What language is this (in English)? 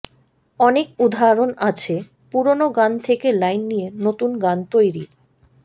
Bangla